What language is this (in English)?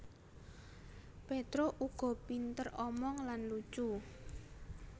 Javanese